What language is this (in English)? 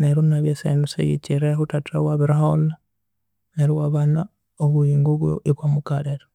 Konzo